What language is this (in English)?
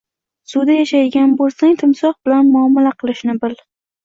Uzbek